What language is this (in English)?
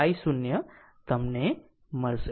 Gujarati